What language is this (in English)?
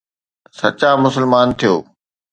Sindhi